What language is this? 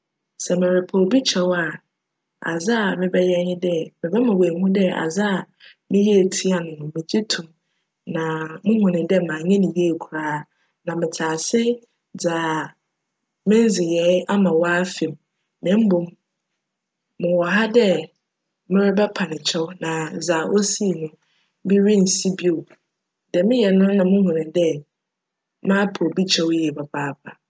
Akan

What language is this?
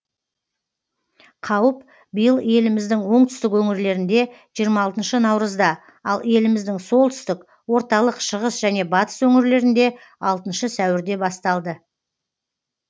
Kazakh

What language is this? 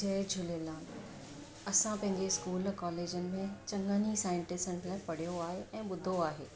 Sindhi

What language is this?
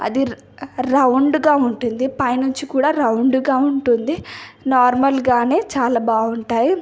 Telugu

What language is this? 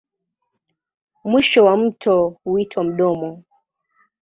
Swahili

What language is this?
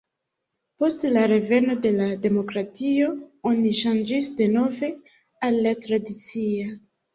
Esperanto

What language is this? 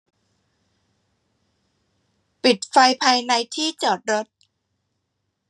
Thai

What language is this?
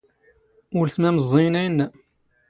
Standard Moroccan Tamazight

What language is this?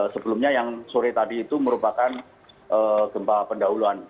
Indonesian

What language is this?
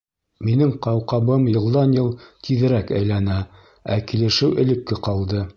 Bashkir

